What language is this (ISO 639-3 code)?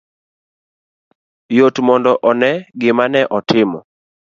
luo